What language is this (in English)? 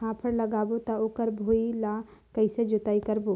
Chhattisgarhi